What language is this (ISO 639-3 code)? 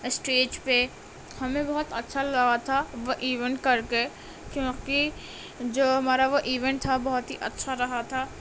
urd